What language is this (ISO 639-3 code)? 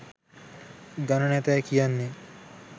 sin